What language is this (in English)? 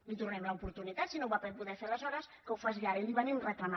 Catalan